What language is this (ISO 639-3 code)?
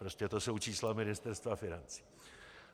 ces